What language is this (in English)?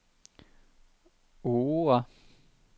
Danish